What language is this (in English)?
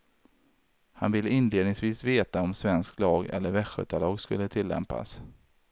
Swedish